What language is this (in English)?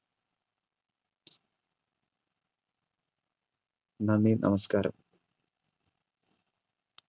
Malayalam